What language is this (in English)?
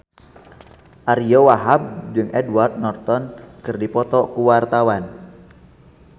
Sundanese